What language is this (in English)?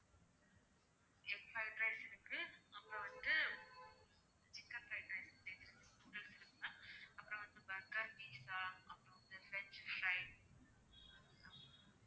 Tamil